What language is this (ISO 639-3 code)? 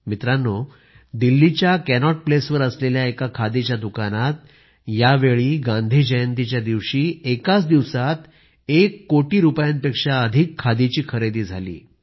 mar